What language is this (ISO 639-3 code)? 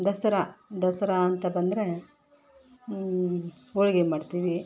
kan